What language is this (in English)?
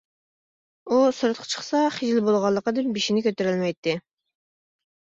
Uyghur